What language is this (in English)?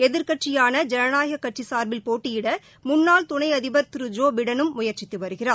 Tamil